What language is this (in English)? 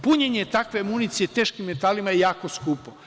Serbian